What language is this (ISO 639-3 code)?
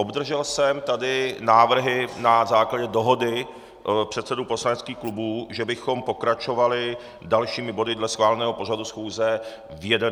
ces